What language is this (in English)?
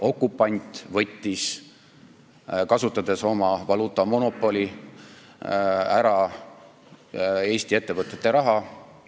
Estonian